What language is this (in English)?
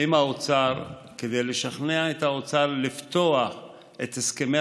Hebrew